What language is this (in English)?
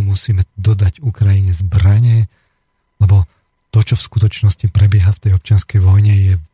Slovak